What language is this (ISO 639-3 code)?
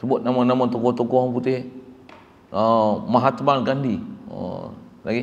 msa